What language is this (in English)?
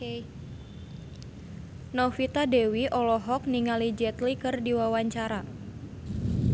Sundanese